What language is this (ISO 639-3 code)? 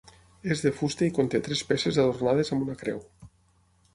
cat